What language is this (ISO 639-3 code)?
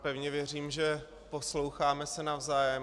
ces